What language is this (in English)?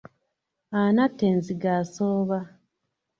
Ganda